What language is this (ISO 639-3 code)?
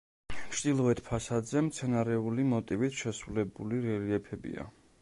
kat